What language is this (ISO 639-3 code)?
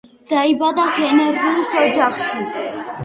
kat